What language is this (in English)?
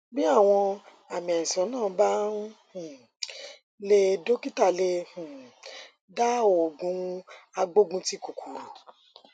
Yoruba